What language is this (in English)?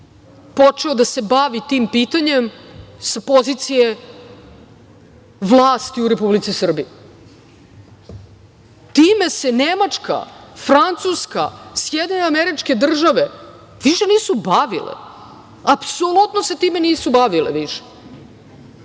Serbian